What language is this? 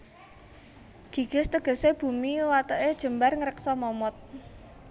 Javanese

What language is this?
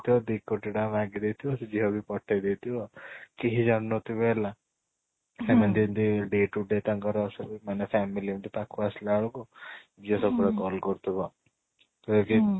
Odia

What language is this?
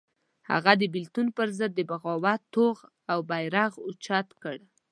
Pashto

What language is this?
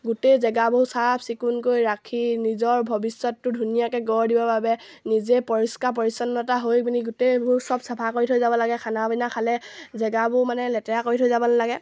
Assamese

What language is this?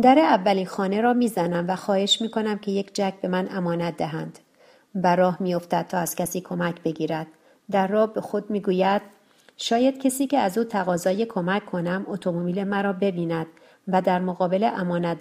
Persian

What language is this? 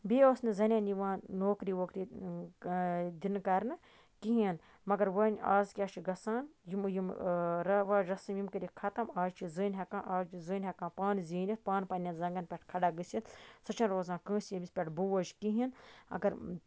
Kashmiri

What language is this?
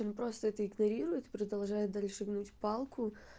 Russian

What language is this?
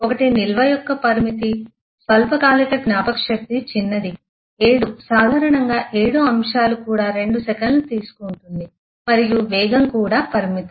Telugu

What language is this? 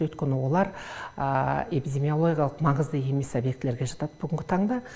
Kazakh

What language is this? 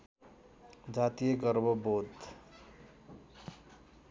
Nepali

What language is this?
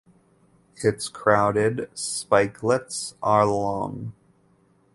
English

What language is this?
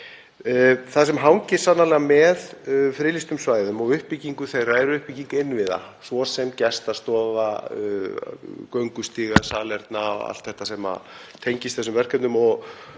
Icelandic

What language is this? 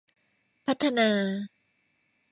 Thai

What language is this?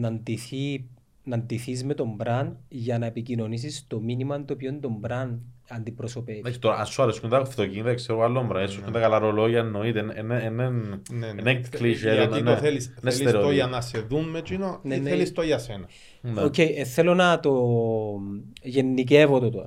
Greek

